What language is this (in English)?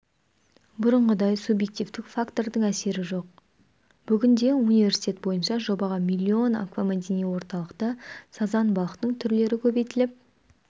Kazakh